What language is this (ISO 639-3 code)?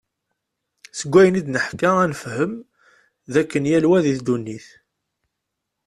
kab